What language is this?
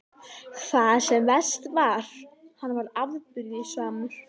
Icelandic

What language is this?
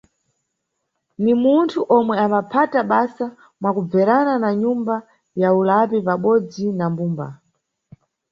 Nyungwe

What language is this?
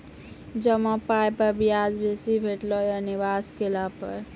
Maithili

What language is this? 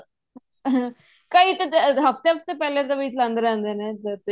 Punjabi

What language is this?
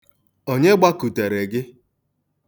Igbo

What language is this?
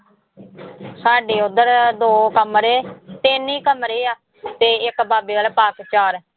Punjabi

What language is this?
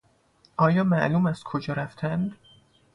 Persian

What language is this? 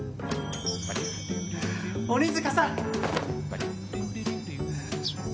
Japanese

